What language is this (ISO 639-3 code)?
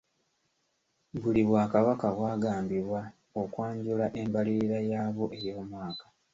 lug